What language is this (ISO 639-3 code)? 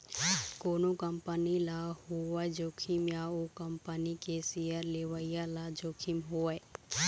hne